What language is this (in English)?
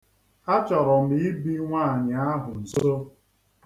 Igbo